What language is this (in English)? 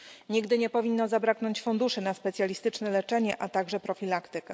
Polish